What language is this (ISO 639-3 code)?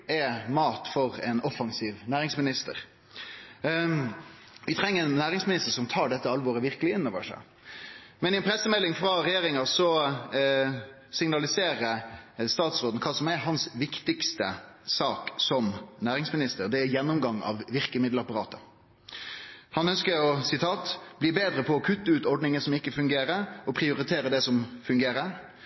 nno